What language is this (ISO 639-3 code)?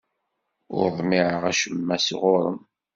kab